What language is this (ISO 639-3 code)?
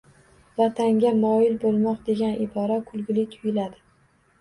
uzb